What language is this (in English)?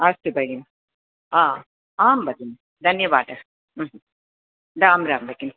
Sanskrit